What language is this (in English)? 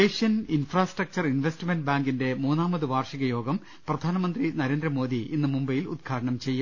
Malayalam